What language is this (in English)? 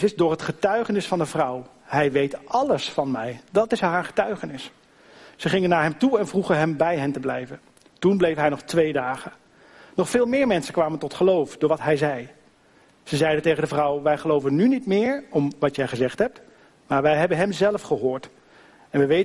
Dutch